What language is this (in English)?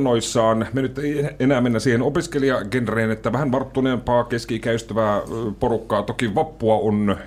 Finnish